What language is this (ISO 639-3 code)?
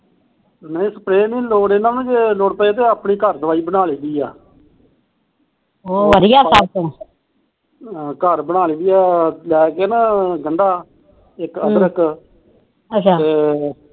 pan